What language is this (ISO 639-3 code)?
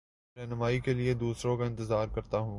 urd